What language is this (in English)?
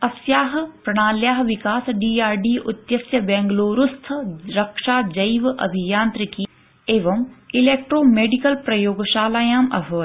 Sanskrit